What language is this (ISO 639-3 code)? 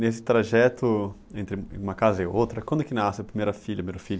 por